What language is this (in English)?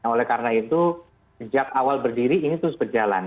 Indonesian